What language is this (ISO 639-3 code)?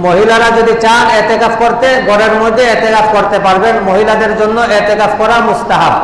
ind